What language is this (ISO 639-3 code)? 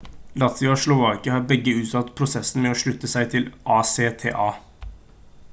nob